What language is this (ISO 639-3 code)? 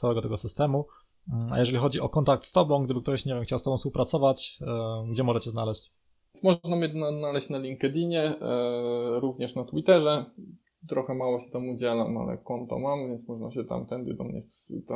pol